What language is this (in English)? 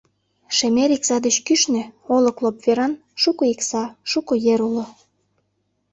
Mari